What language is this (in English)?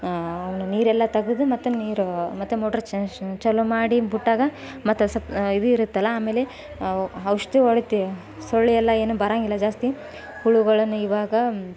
Kannada